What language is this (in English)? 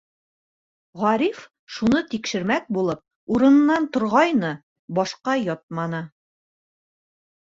Bashkir